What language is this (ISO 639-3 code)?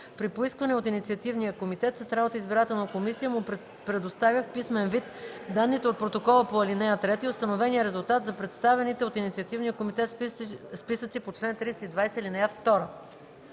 bul